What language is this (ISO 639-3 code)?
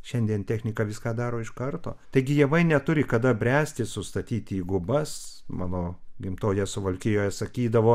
lit